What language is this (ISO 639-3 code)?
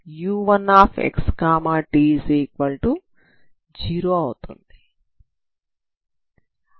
tel